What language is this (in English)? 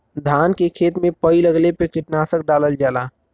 Bhojpuri